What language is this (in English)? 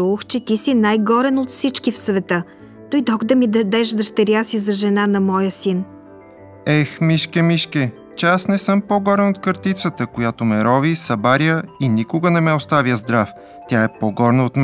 Bulgarian